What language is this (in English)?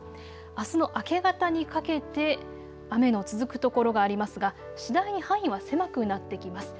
Japanese